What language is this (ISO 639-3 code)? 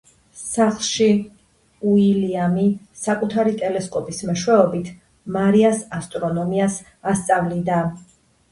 kat